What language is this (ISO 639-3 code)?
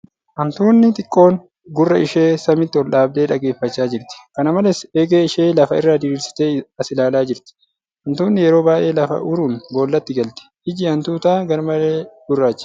orm